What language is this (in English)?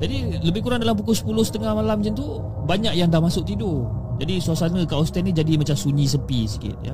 Malay